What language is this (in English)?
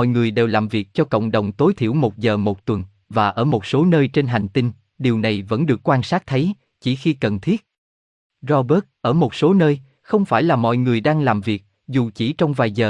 Vietnamese